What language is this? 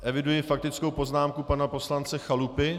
Czech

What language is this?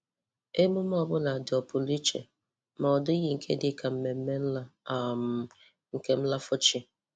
Igbo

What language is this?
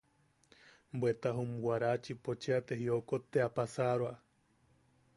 Yaqui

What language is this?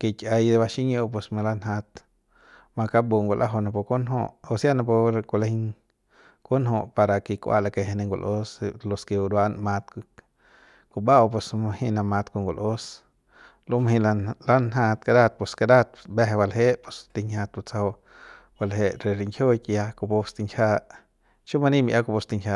Central Pame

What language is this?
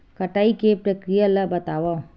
Chhattisgarhi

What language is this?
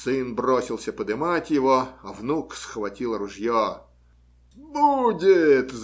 Russian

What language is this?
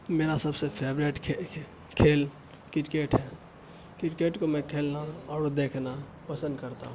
Urdu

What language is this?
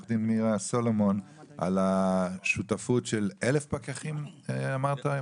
Hebrew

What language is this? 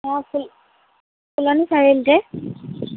Assamese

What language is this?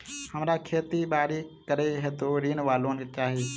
Maithili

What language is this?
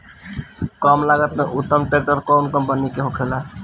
Bhojpuri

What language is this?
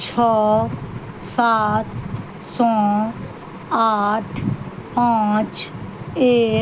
Maithili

